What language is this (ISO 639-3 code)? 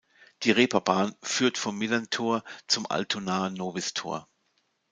deu